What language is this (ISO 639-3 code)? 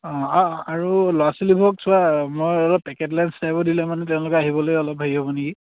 asm